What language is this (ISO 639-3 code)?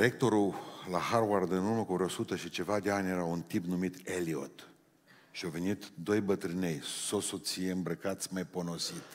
ron